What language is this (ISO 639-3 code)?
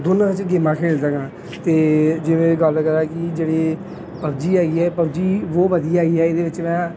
pan